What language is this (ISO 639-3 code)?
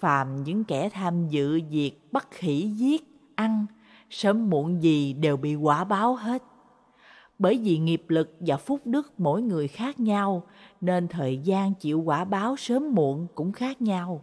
vie